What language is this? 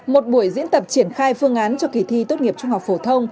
Vietnamese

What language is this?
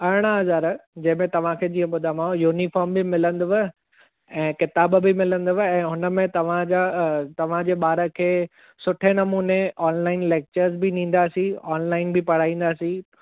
Sindhi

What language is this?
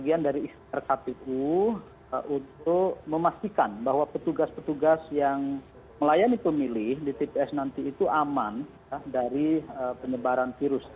Indonesian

